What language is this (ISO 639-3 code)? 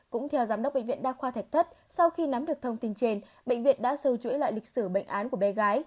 vie